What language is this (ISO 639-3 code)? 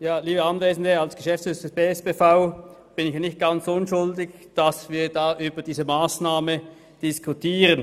gsw